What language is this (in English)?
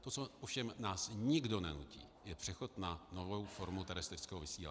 Czech